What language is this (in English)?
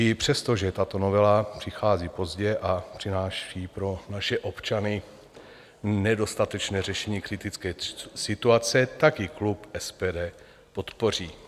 Czech